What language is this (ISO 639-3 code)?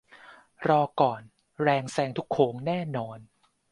tha